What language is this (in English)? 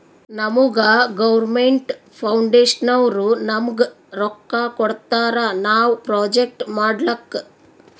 Kannada